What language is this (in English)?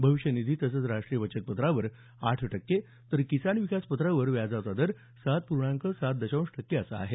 Marathi